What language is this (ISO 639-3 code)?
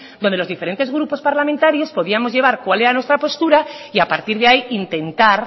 spa